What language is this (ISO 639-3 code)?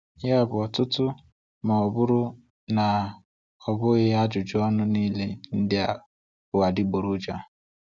ibo